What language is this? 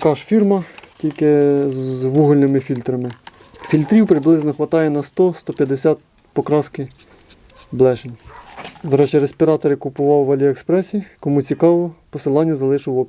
Ukrainian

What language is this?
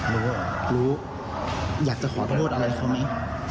Thai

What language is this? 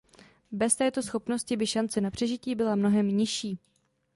Czech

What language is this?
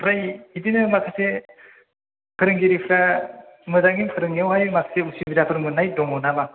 Bodo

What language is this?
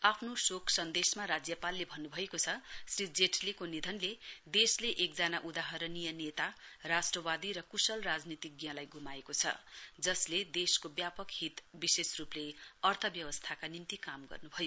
Nepali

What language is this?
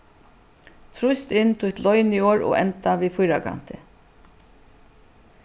Faroese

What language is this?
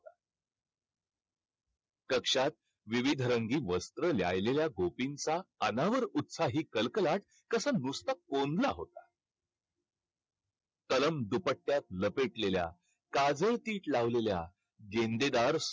Marathi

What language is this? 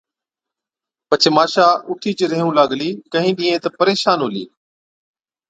Od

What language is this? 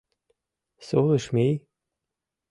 Mari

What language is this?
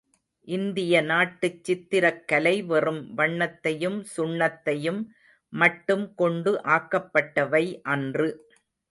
Tamil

